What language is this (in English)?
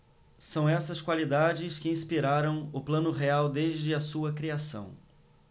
Portuguese